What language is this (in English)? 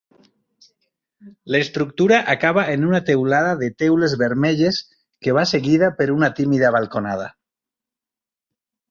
Catalan